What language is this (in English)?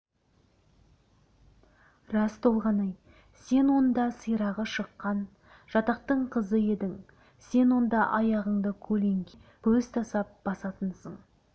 Kazakh